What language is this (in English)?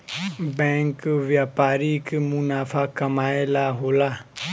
Bhojpuri